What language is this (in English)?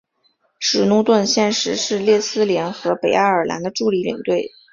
Chinese